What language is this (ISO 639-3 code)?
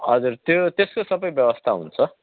nep